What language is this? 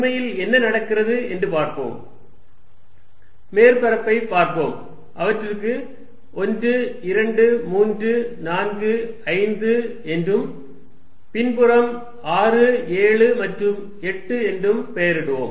Tamil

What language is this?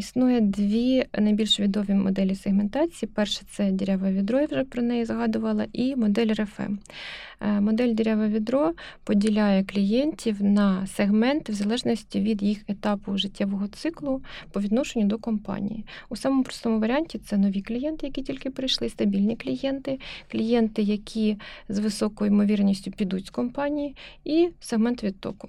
Ukrainian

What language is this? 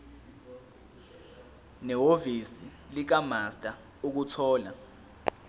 Zulu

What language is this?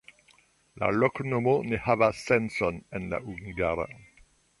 Esperanto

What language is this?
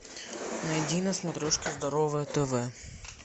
Russian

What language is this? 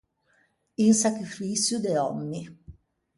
Ligurian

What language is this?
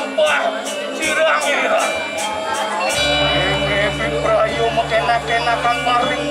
Arabic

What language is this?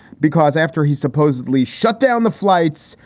English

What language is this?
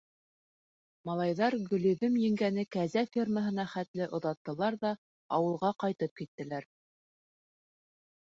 Bashkir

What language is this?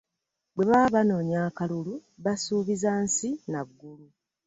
Ganda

